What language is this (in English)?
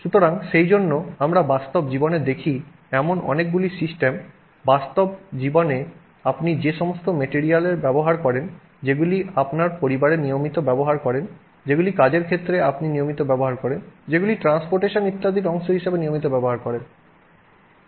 Bangla